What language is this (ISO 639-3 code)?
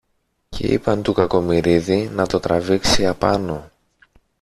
ell